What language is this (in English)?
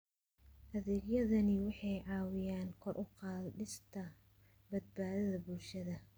Somali